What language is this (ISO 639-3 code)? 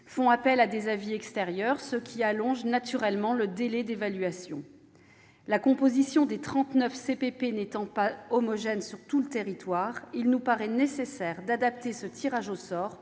fra